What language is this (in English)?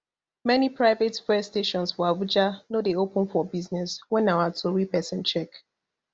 Nigerian Pidgin